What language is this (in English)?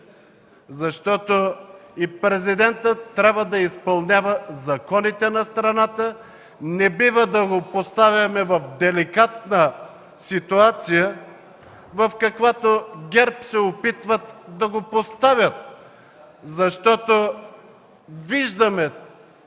Bulgarian